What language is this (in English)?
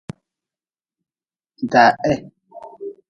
Nawdm